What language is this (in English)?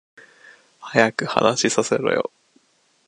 Japanese